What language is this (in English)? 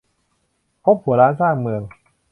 Thai